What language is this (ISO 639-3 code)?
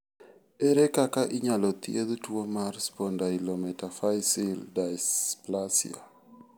luo